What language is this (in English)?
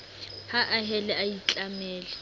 Southern Sotho